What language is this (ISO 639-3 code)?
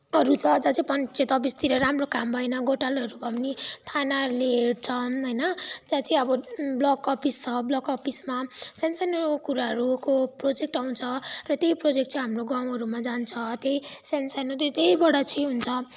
nep